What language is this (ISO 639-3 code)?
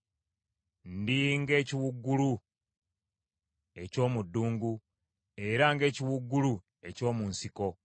lug